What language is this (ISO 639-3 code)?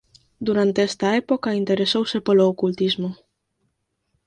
glg